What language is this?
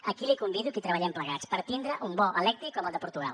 Catalan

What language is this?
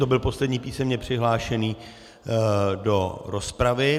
Czech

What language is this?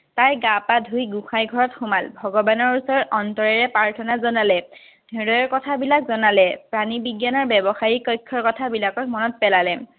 Assamese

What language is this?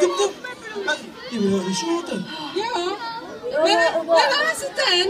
Dutch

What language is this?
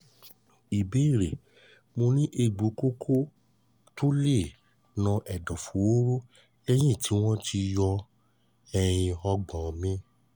Yoruba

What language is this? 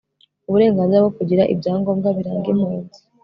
Kinyarwanda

